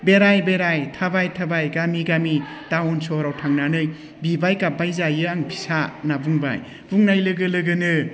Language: Bodo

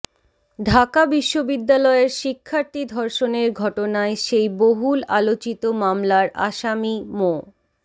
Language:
Bangla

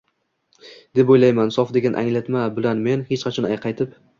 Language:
Uzbek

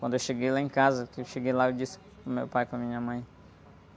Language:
Portuguese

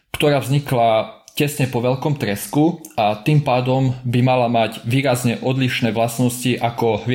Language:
Slovak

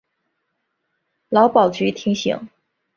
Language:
Chinese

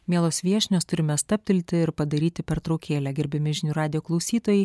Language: Lithuanian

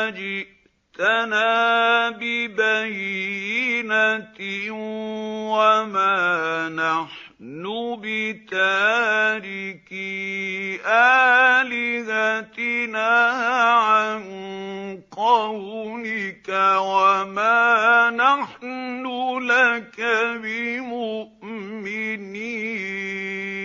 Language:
Arabic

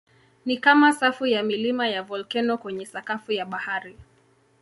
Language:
Swahili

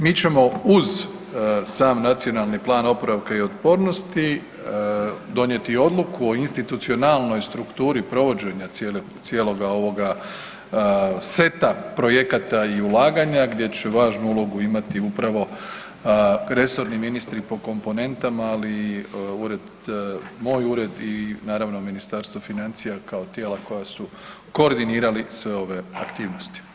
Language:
Croatian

